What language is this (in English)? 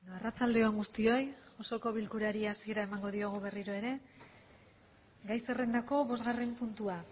Basque